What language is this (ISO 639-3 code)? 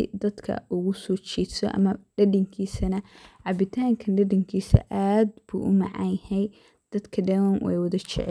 som